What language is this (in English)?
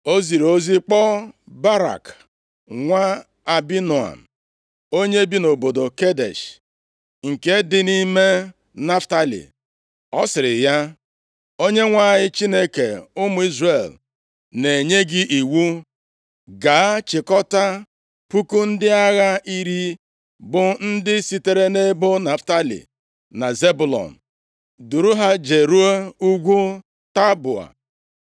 Igbo